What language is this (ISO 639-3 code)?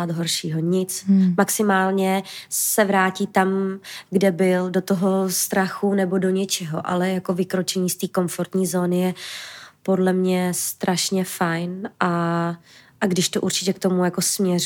ces